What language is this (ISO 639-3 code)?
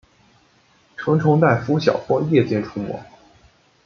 zho